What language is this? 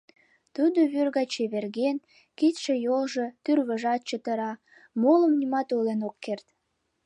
Mari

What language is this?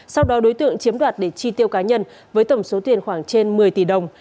Vietnamese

